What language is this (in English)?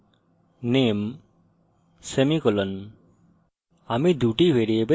Bangla